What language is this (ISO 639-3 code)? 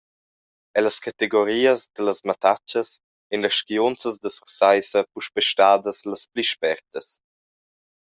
roh